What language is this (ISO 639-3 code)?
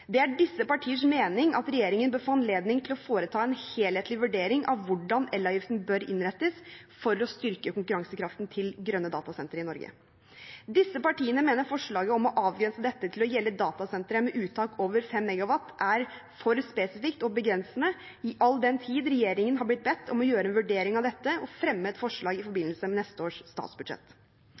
nob